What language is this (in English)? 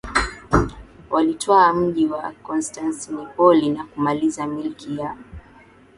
Swahili